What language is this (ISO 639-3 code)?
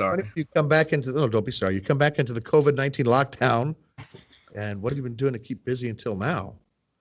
eng